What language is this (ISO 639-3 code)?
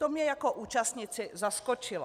ces